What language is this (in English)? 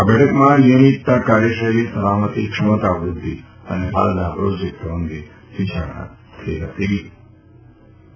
Gujarati